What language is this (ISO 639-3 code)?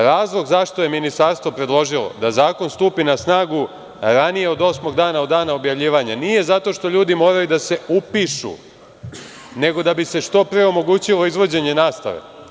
srp